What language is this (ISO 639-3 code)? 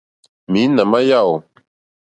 bri